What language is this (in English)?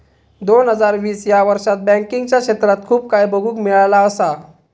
Marathi